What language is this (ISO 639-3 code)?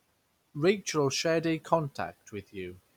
eng